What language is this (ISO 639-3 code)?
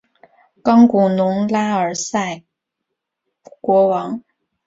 zho